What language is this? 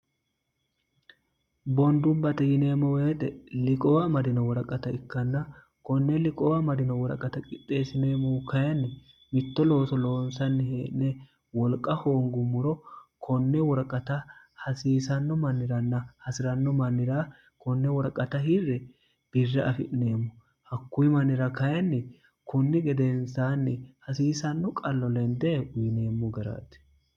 Sidamo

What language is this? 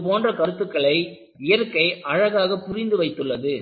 Tamil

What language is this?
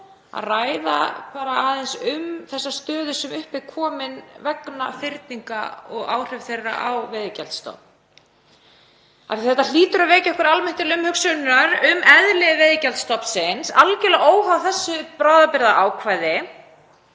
Icelandic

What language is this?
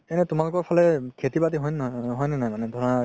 Assamese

